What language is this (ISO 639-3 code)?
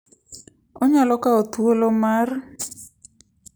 luo